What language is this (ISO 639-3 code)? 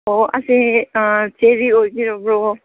mni